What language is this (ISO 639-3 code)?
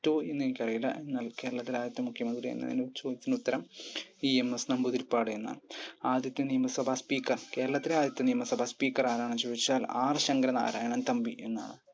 mal